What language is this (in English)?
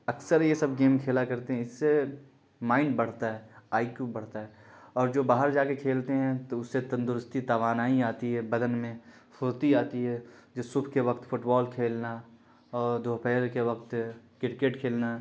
Urdu